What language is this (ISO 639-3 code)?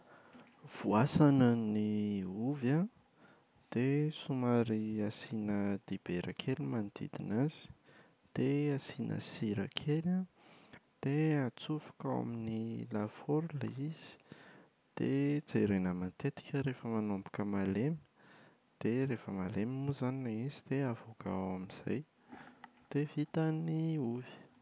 mlg